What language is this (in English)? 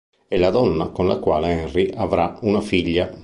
Italian